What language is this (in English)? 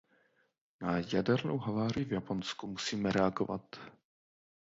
Czech